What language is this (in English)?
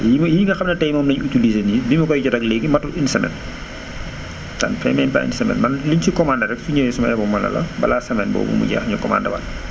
Wolof